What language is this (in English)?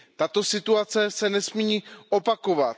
Czech